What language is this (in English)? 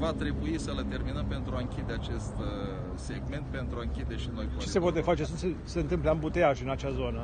Romanian